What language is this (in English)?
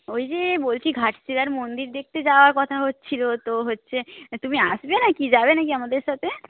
Bangla